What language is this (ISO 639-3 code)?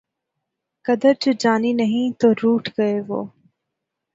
urd